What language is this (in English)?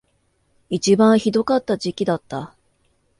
Japanese